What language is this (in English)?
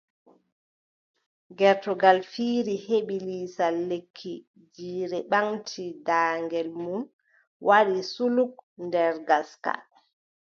Adamawa Fulfulde